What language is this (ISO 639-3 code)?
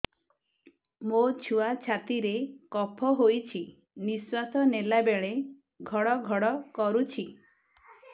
ori